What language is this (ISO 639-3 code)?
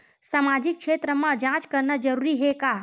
hne